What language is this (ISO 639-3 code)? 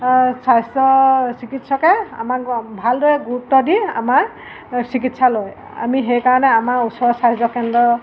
asm